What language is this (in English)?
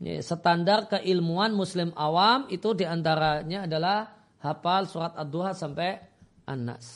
Indonesian